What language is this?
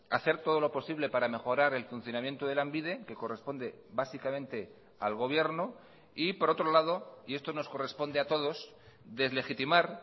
Spanish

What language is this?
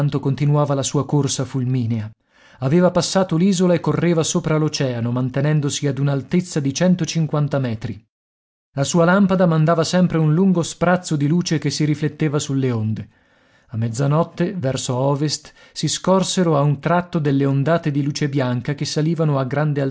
Italian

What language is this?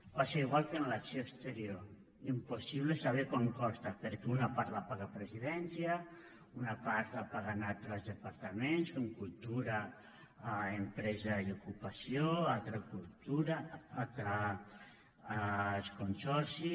Catalan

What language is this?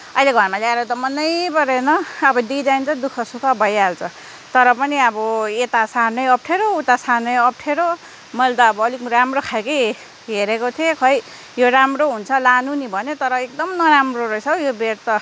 Nepali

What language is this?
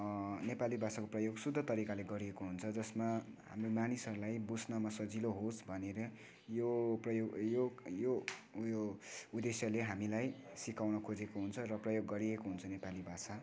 Nepali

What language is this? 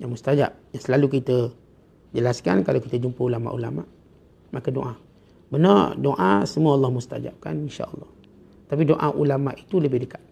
Malay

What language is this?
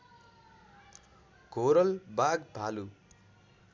Nepali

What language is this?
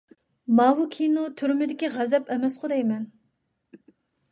Uyghur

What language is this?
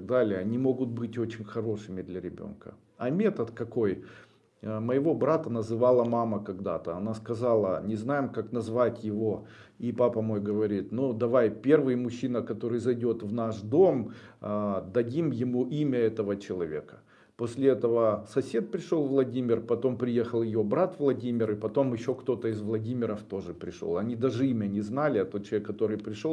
Russian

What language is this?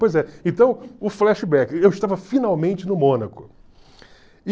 Portuguese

